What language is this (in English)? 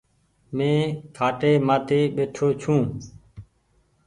Goaria